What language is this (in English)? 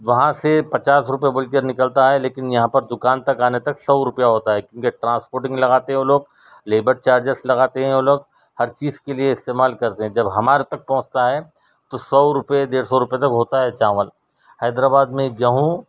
Urdu